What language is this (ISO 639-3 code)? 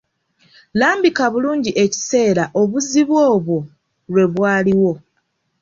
lug